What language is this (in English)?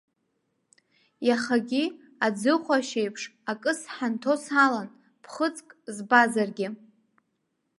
Abkhazian